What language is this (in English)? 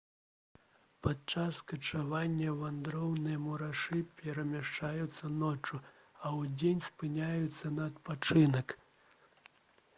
Belarusian